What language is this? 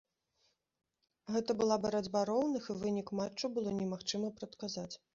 Belarusian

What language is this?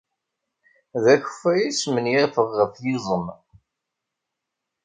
Kabyle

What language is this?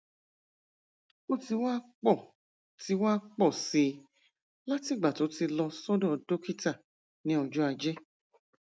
Yoruba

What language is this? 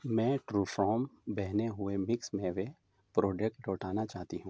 Urdu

